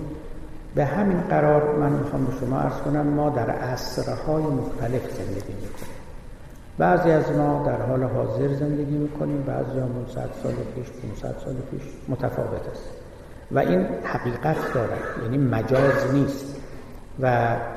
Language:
Persian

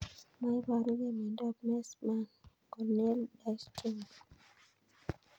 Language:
Kalenjin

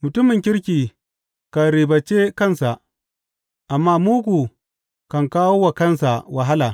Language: Hausa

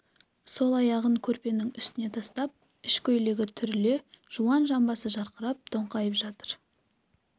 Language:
Kazakh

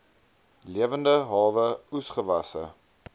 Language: Afrikaans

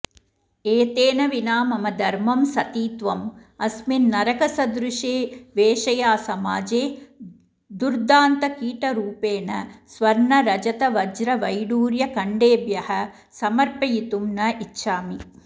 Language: Sanskrit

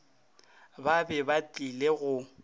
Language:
Northern Sotho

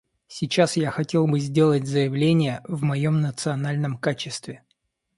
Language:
Russian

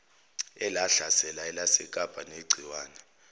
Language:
Zulu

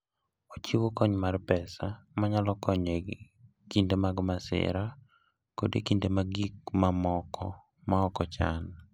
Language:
Luo (Kenya and Tanzania)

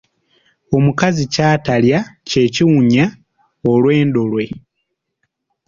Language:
Ganda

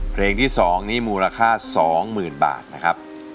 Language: Thai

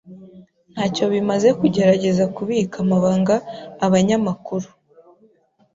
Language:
Kinyarwanda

